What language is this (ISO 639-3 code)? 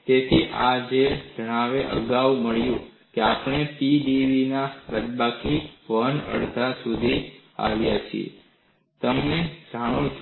guj